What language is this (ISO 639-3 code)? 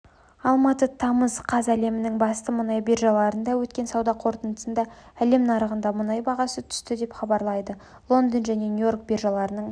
kaz